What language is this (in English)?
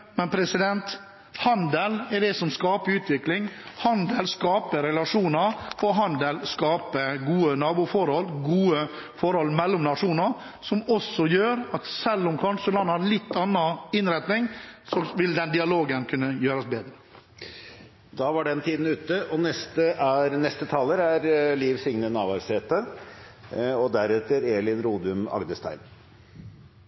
Norwegian